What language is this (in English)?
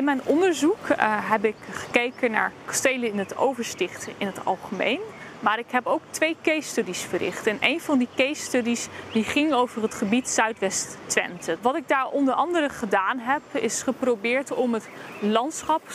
Dutch